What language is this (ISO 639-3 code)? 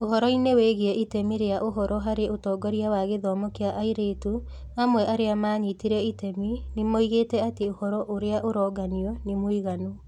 kik